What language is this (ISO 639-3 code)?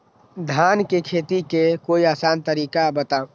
mag